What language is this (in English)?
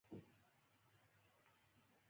Pashto